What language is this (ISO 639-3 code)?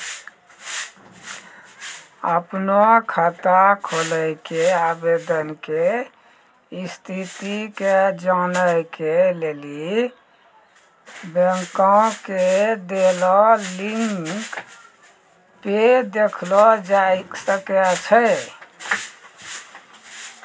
mai